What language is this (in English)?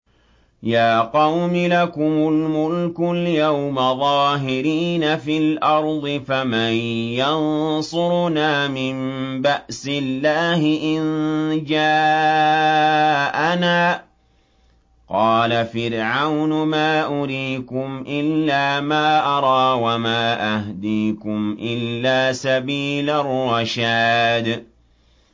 Arabic